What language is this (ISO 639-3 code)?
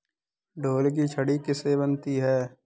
hin